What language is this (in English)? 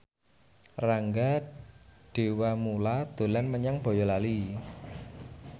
Javanese